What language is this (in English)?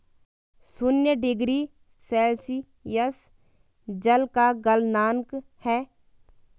Hindi